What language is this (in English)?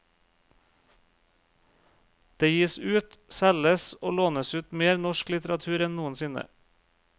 Norwegian